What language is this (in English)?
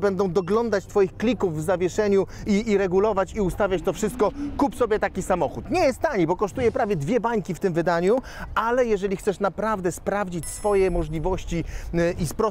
Polish